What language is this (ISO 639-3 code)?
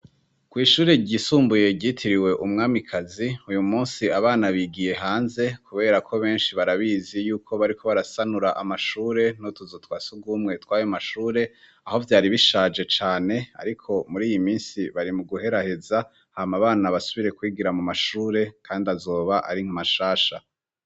run